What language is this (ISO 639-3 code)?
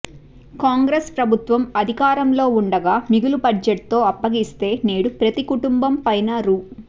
tel